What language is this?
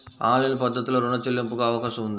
Telugu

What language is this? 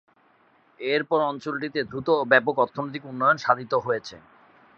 Bangla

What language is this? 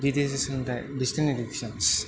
Bodo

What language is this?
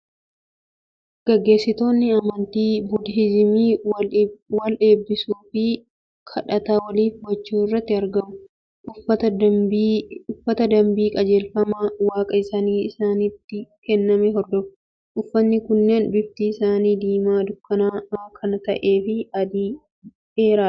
Oromo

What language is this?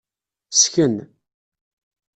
Kabyle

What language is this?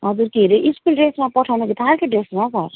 Nepali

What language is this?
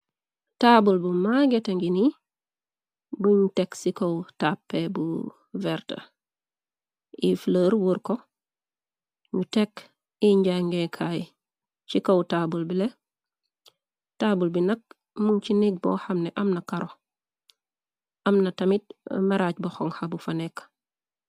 Wolof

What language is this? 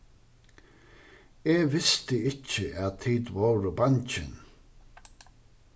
Faroese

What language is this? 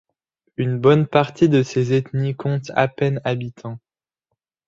French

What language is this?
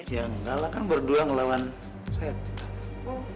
Indonesian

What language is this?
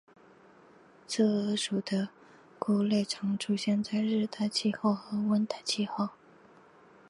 Chinese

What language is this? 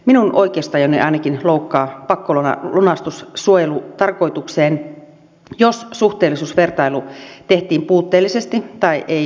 Finnish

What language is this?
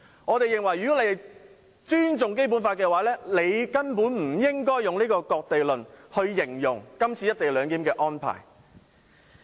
Cantonese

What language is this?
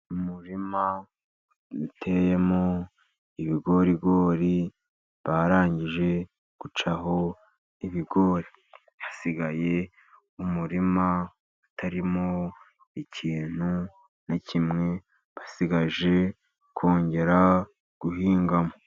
Kinyarwanda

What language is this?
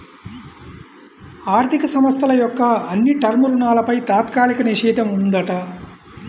Telugu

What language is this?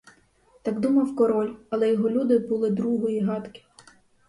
Ukrainian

